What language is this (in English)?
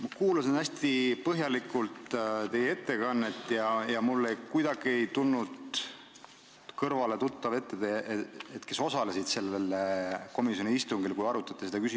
Estonian